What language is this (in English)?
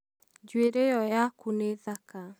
Kikuyu